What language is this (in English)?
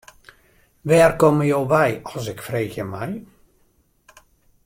Western Frisian